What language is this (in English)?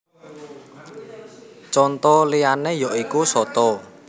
Javanese